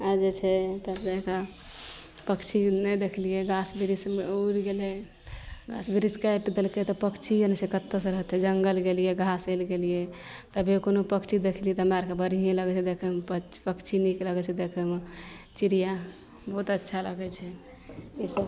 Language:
Maithili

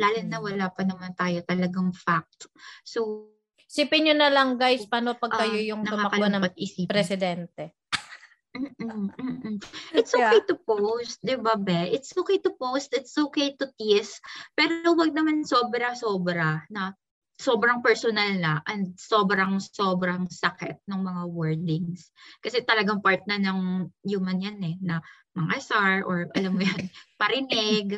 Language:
Filipino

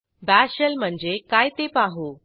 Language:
Marathi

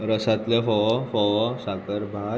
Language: Konkani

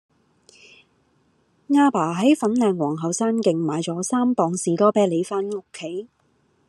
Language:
Cantonese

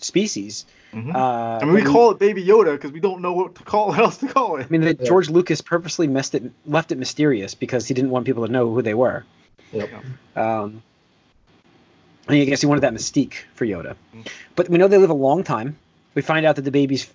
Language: English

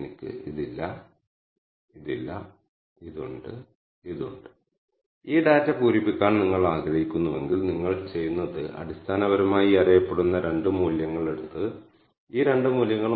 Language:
Malayalam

